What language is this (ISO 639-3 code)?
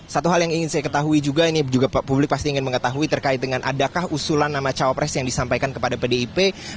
ind